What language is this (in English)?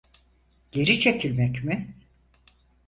Turkish